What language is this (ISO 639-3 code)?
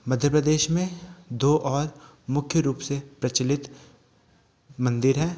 hin